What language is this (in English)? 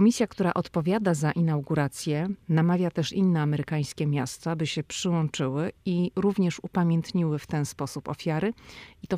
Polish